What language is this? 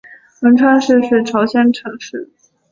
Chinese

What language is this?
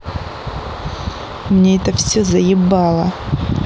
Russian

